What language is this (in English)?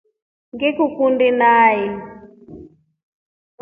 Rombo